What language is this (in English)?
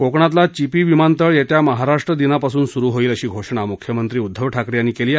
Marathi